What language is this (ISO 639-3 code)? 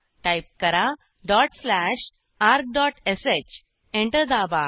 mar